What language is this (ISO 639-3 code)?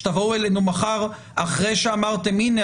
heb